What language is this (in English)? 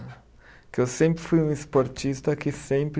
Portuguese